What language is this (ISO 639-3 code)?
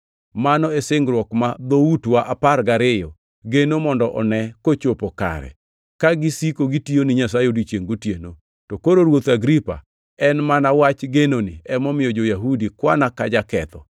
luo